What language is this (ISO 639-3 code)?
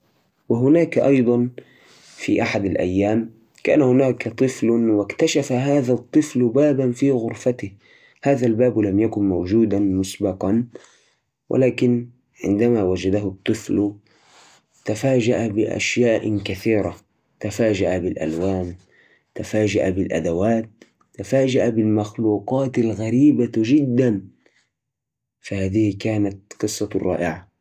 ars